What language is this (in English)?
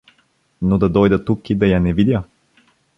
Bulgarian